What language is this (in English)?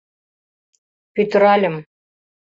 Mari